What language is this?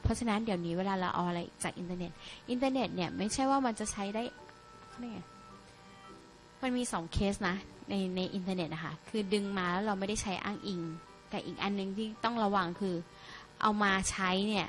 Thai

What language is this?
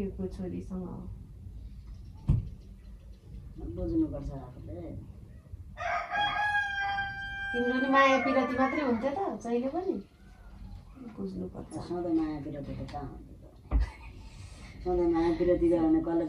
Turkish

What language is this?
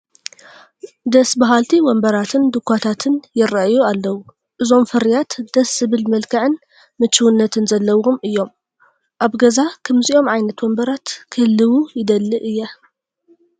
Tigrinya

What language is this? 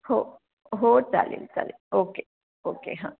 Marathi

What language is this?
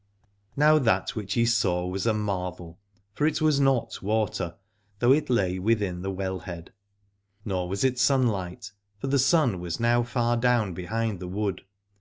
English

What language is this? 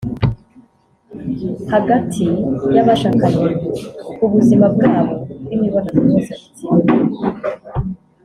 Kinyarwanda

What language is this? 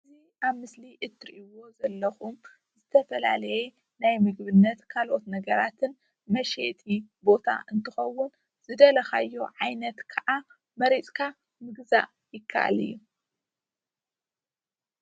Tigrinya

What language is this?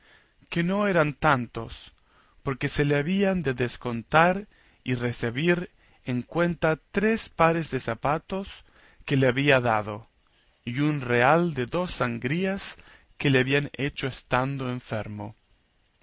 Spanish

